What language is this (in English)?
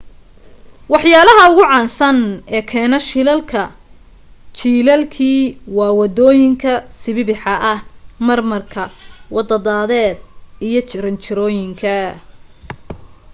Somali